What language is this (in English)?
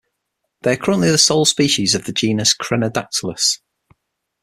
English